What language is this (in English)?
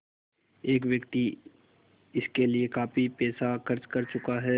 Hindi